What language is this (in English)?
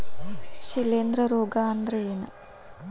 Kannada